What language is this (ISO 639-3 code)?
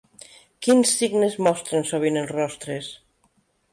cat